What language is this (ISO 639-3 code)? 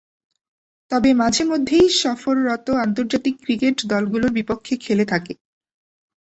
ben